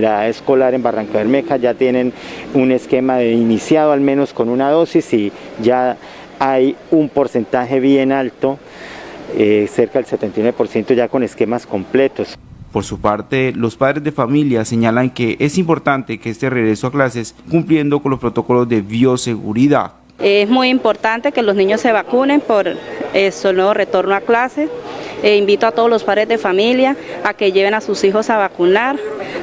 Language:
Spanish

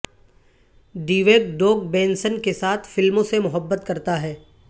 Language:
Urdu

